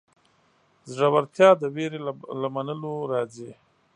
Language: Pashto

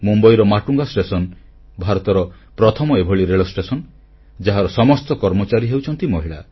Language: Odia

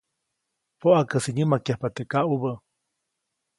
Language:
Copainalá Zoque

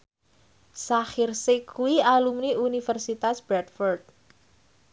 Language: Javanese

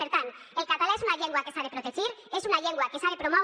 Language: Catalan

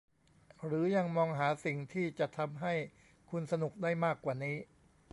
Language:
Thai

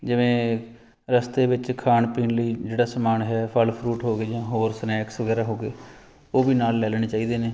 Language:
Punjabi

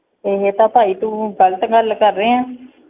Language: Punjabi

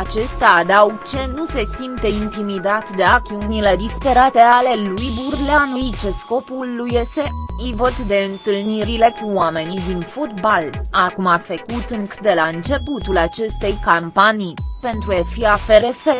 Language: Romanian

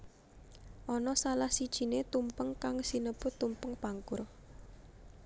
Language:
Javanese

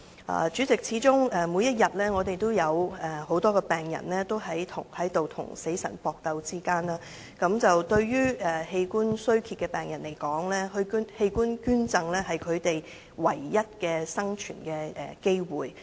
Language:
Cantonese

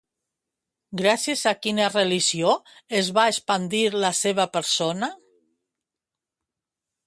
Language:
Catalan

